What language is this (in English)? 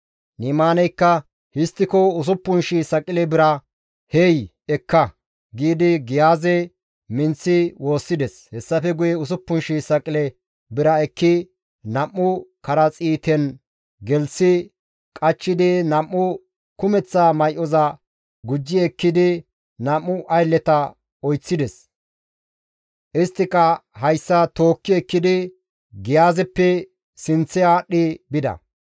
Gamo